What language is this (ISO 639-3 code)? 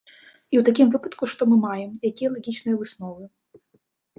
bel